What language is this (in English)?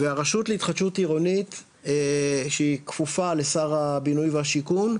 Hebrew